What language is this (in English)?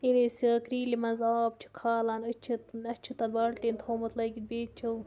Kashmiri